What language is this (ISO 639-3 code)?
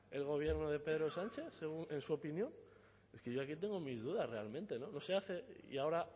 spa